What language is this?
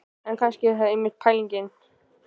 Icelandic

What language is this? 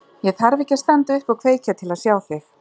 Icelandic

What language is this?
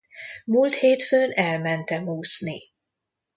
Hungarian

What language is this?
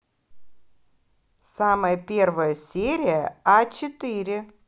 Russian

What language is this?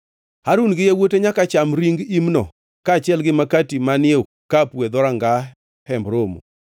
Luo (Kenya and Tanzania)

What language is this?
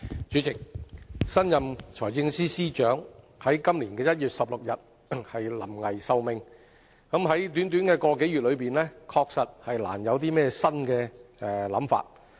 Cantonese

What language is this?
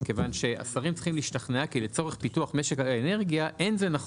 Hebrew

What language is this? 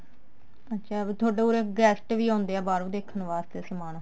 Punjabi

